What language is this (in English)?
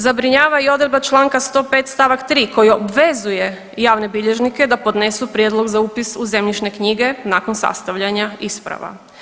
Croatian